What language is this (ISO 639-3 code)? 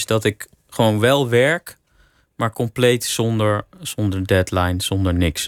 nld